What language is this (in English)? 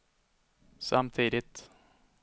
Swedish